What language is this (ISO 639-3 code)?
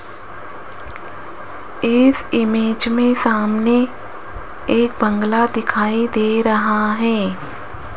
hin